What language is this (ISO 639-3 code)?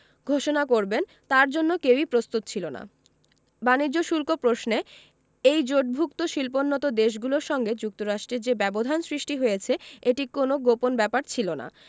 ben